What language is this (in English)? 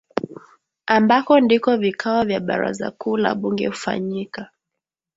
Swahili